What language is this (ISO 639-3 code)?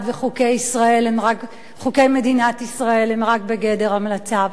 heb